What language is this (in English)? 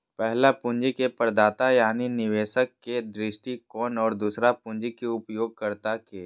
Magahi